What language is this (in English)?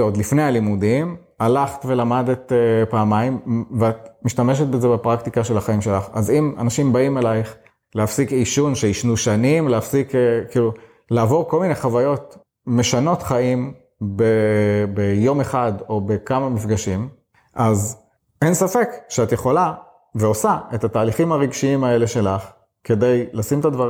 Hebrew